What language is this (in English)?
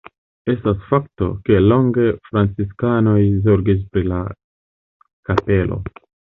Esperanto